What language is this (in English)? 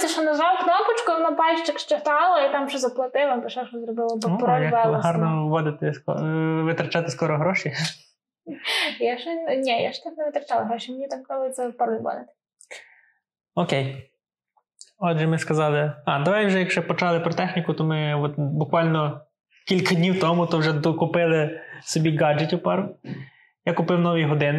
Ukrainian